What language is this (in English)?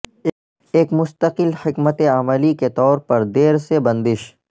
Urdu